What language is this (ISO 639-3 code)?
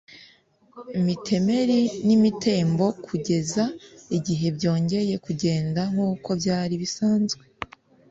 kin